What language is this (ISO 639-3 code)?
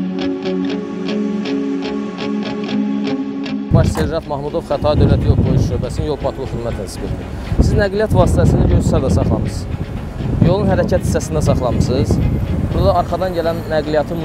tur